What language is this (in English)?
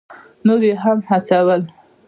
Pashto